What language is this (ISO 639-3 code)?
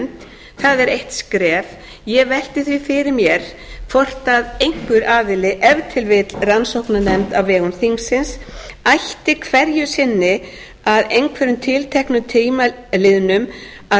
isl